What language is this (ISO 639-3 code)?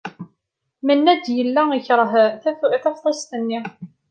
kab